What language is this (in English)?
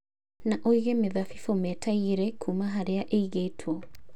Kikuyu